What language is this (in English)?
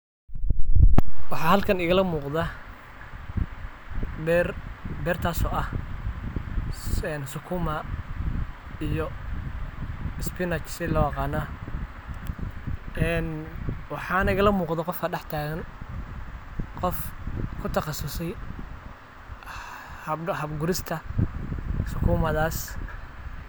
Somali